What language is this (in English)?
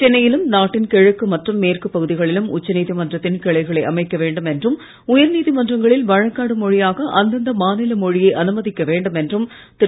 Tamil